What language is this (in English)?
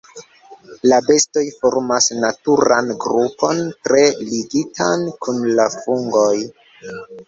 Esperanto